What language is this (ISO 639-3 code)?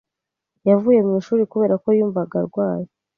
kin